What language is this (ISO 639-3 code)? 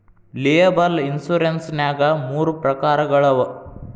kan